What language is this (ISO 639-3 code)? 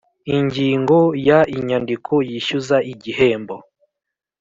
kin